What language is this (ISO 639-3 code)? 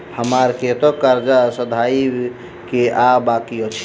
mai